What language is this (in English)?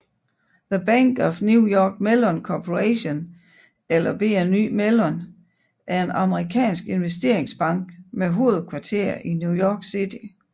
Danish